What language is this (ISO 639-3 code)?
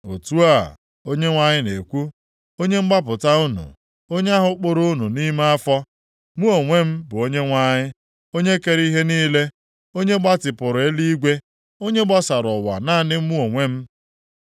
ibo